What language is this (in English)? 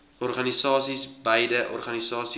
Afrikaans